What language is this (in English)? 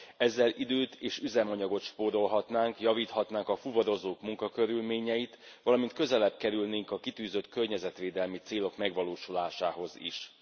Hungarian